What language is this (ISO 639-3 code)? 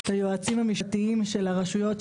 heb